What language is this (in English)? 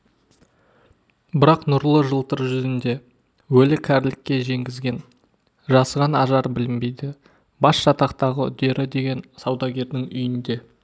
Kazakh